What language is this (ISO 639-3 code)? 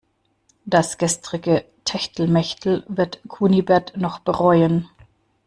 deu